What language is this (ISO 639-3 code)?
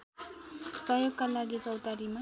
nep